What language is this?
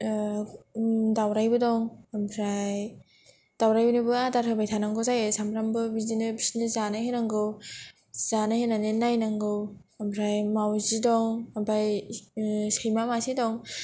Bodo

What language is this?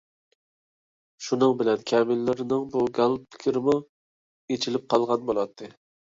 Uyghur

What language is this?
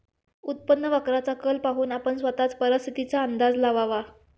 Marathi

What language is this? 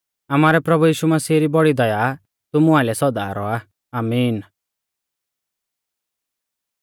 Mahasu Pahari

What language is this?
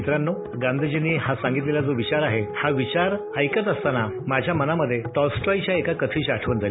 Marathi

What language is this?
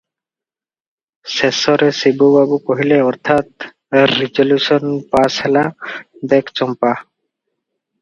Odia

